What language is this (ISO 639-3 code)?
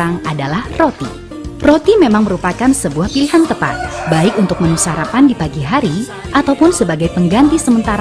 ind